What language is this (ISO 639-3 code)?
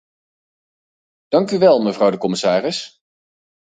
nld